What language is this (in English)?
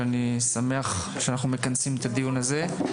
Hebrew